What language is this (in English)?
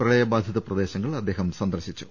Malayalam